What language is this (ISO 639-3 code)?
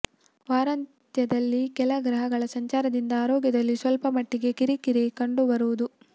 kan